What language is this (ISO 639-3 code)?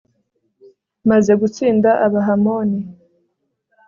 kin